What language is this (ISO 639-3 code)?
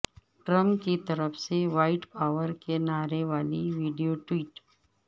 urd